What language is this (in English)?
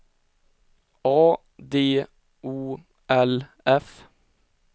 Swedish